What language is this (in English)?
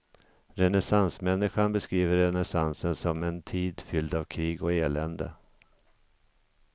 Swedish